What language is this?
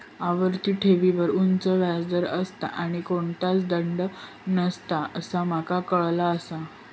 Marathi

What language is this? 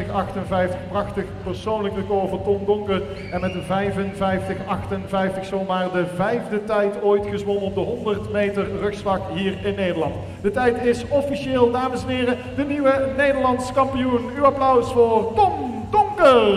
Dutch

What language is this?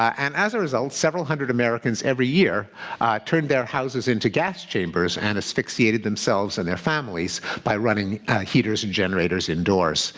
English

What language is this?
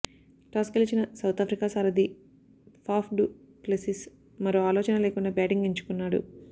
Telugu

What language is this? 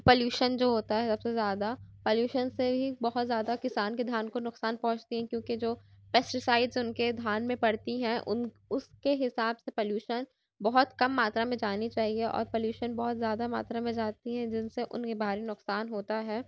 Urdu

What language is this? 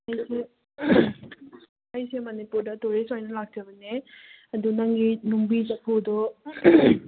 Manipuri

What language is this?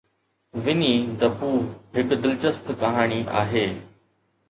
Sindhi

